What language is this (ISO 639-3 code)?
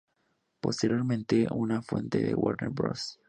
spa